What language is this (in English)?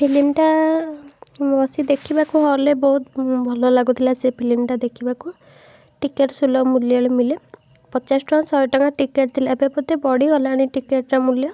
Odia